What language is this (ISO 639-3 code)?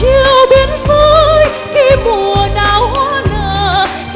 vie